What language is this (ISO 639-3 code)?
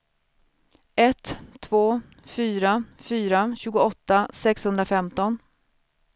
swe